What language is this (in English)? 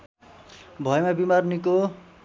Nepali